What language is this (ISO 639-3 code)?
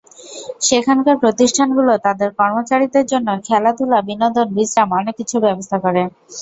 ben